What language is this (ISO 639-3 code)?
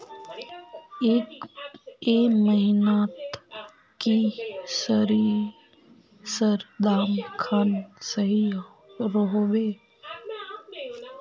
mag